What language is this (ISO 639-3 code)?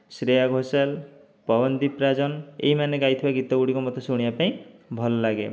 ori